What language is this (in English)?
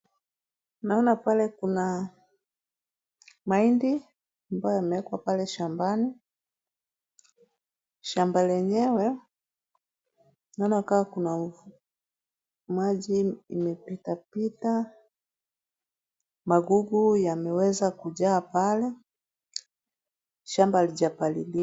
Swahili